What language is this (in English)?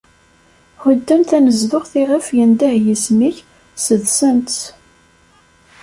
Kabyle